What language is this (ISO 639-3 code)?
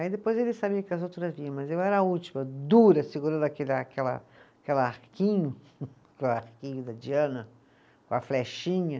por